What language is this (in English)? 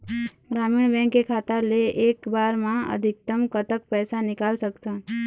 Chhattisgarhi